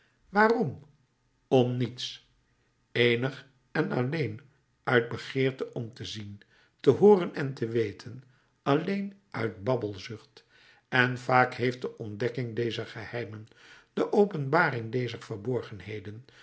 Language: Dutch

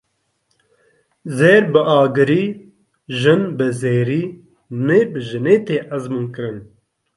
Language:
Kurdish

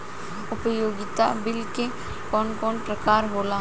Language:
Bhojpuri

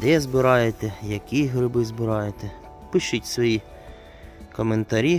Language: Ukrainian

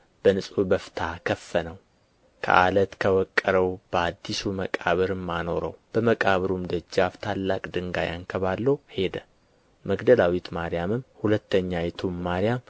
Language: Amharic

